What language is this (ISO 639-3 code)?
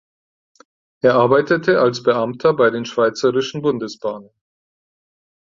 deu